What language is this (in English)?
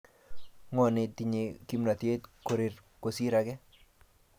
Kalenjin